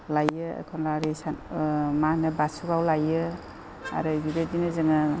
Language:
Bodo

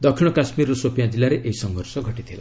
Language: Odia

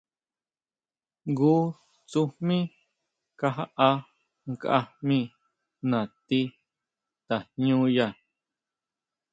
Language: Huautla Mazatec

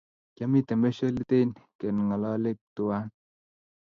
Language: Kalenjin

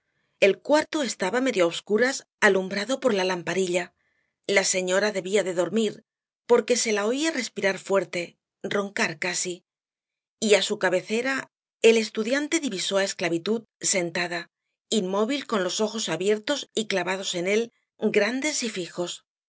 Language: Spanish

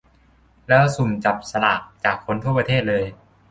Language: Thai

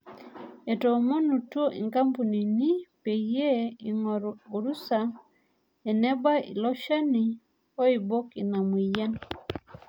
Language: Masai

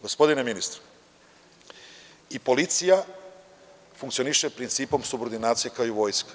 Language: Serbian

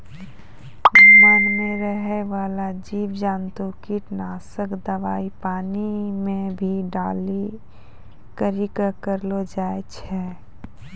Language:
Maithili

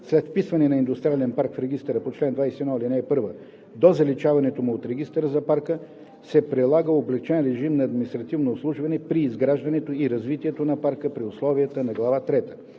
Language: Bulgarian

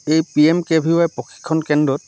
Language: Assamese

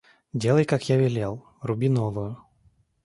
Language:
Russian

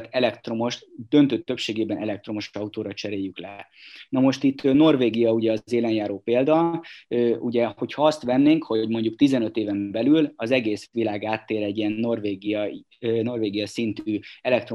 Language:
Hungarian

